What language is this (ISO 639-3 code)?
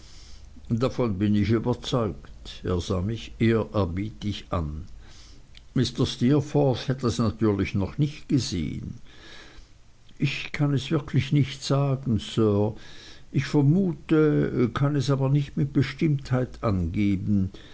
deu